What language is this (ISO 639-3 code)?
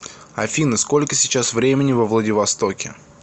rus